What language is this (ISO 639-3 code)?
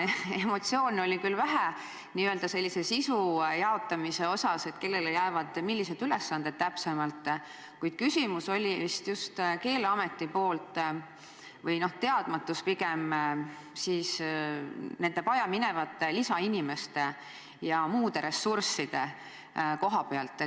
est